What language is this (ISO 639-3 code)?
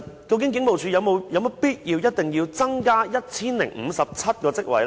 yue